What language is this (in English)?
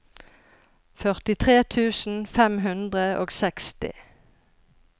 Norwegian